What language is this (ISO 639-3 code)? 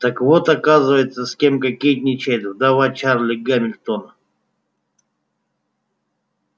rus